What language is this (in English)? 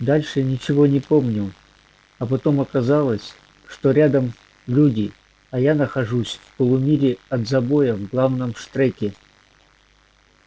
Russian